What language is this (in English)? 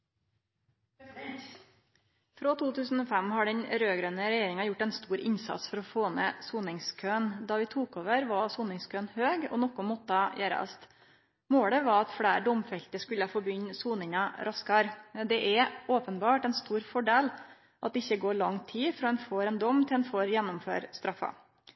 Norwegian